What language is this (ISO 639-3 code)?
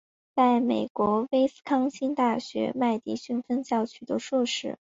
zho